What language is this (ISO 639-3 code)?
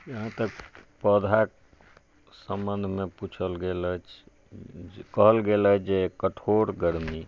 mai